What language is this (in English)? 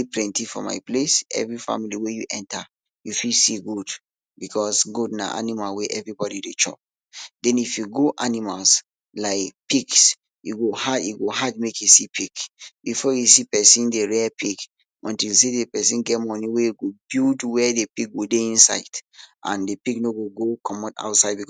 Nigerian Pidgin